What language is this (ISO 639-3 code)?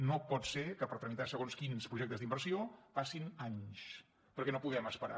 cat